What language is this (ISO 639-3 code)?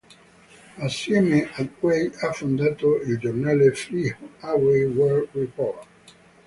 ita